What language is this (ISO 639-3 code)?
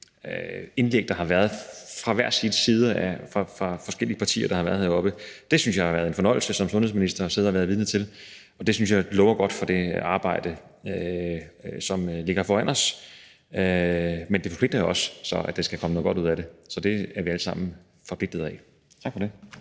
dan